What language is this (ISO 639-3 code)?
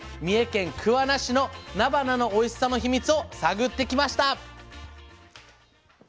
jpn